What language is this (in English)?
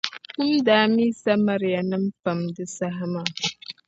Dagbani